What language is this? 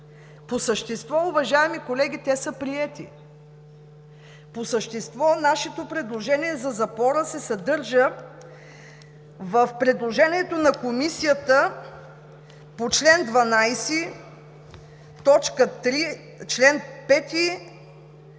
Bulgarian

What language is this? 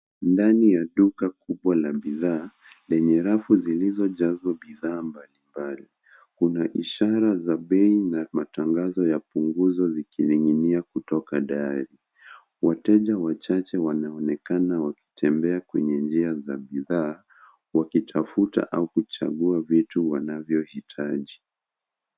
Swahili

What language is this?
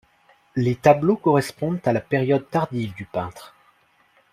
French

